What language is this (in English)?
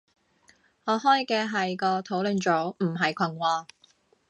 Cantonese